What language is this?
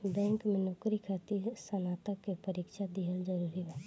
Bhojpuri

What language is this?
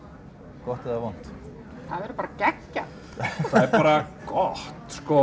Icelandic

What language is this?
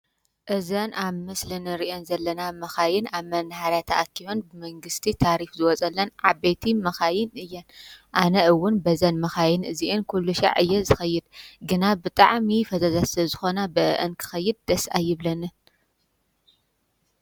Tigrinya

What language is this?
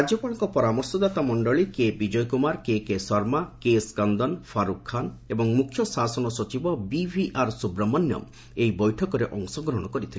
Odia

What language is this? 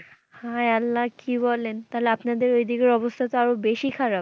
Bangla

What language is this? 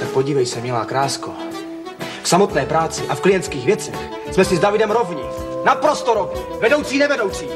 Czech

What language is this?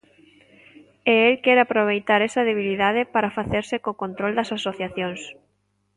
Galician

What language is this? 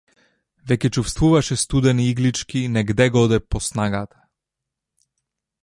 Macedonian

